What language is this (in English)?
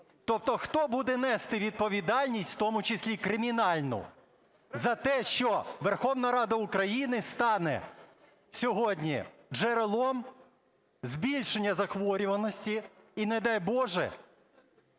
Ukrainian